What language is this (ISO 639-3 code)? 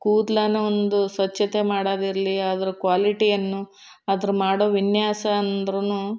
kan